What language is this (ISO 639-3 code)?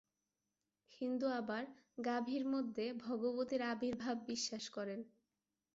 ben